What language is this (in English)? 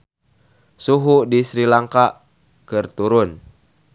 Sundanese